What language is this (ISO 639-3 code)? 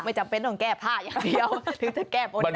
tha